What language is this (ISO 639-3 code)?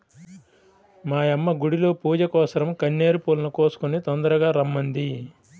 tel